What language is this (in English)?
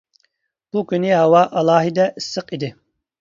Uyghur